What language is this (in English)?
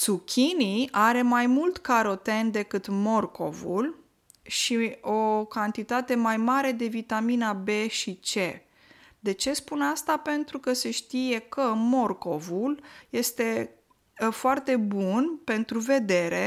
Romanian